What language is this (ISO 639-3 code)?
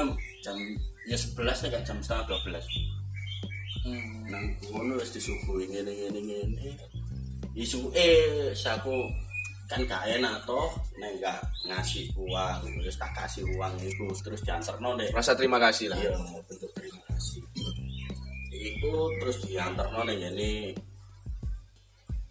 ind